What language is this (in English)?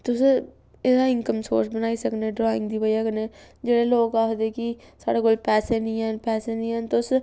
Dogri